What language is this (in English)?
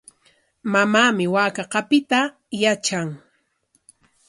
Corongo Ancash Quechua